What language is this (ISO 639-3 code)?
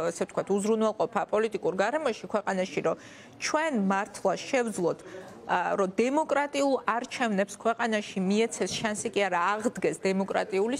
ron